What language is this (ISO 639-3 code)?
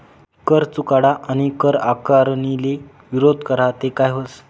mar